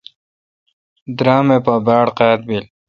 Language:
Kalkoti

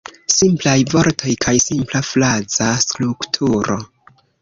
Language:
Esperanto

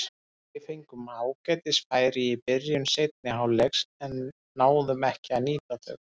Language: Icelandic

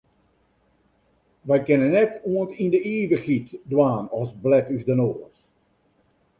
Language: Western Frisian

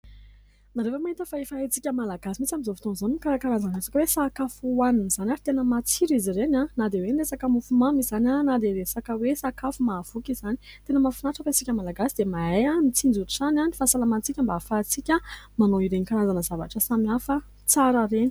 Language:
Malagasy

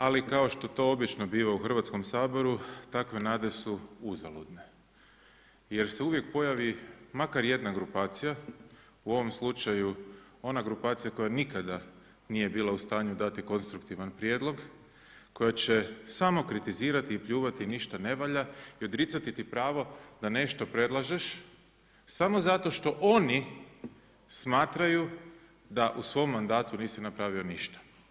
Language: Croatian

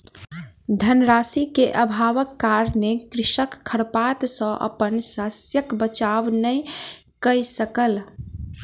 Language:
Maithili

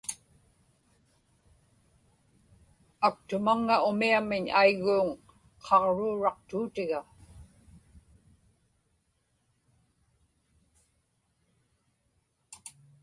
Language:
Inupiaq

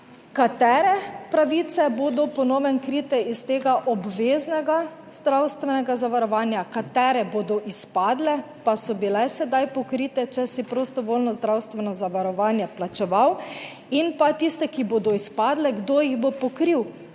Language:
Slovenian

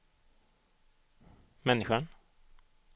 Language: Swedish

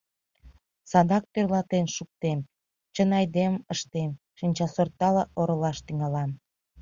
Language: Mari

